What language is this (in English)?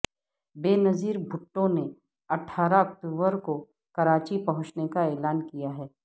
Urdu